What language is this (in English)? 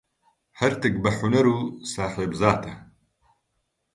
Central Kurdish